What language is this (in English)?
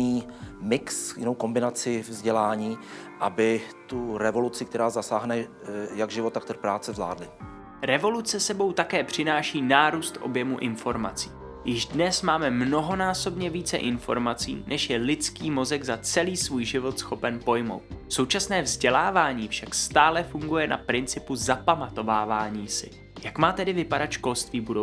Czech